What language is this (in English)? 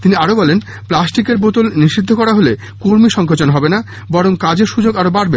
Bangla